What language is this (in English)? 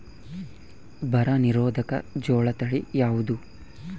Kannada